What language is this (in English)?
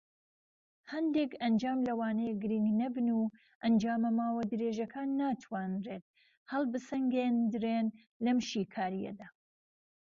Central Kurdish